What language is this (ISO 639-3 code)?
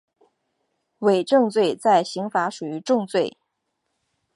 zho